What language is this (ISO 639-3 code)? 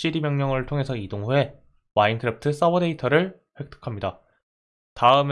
kor